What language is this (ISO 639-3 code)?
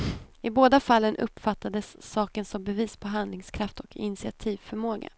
swe